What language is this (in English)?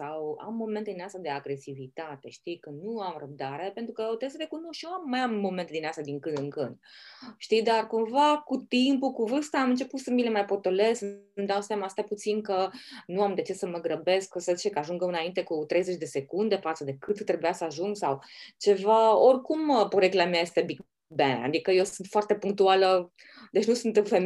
Romanian